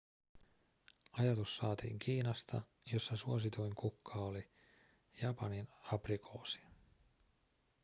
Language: Finnish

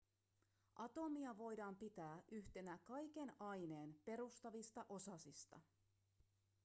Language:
Finnish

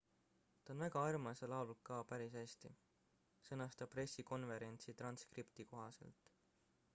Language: Estonian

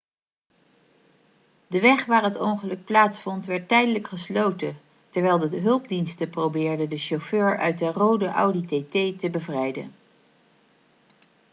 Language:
Dutch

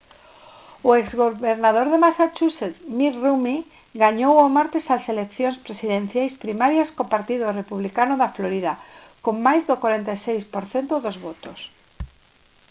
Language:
Galician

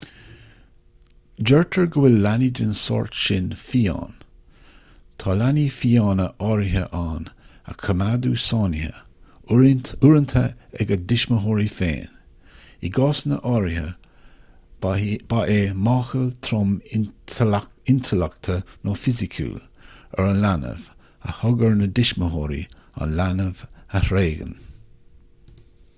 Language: Irish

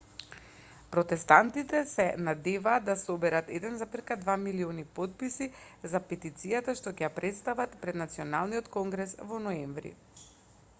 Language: Macedonian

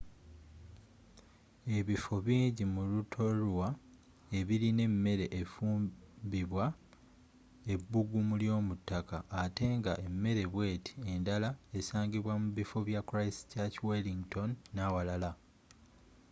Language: Ganda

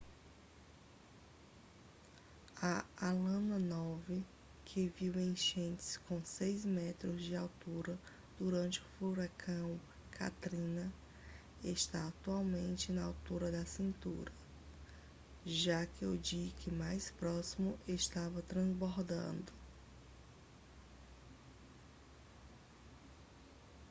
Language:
Portuguese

